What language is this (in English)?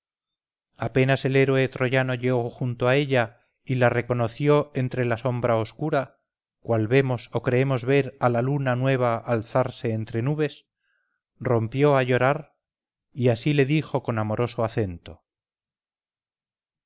Spanish